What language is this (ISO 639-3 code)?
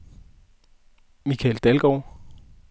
dan